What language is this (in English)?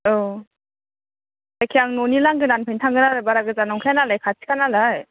Bodo